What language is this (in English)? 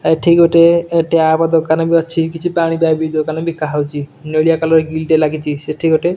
Odia